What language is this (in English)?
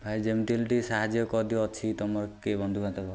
Odia